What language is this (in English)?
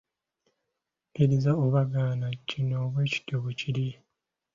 Ganda